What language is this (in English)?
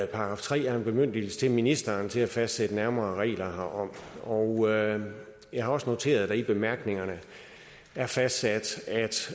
Danish